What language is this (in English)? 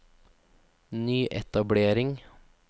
Norwegian